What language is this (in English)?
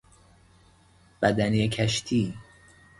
Persian